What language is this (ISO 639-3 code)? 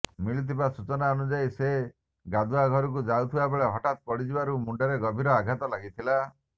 ori